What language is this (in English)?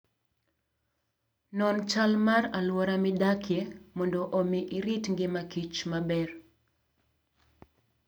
Luo (Kenya and Tanzania)